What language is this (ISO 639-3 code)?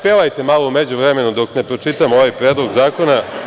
srp